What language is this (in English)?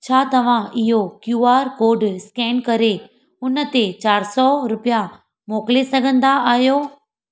Sindhi